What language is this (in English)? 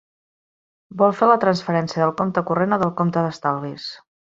Catalan